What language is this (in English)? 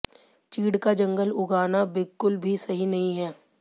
Hindi